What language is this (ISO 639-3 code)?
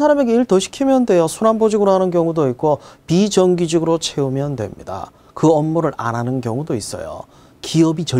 kor